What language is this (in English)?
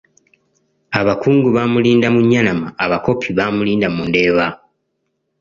Ganda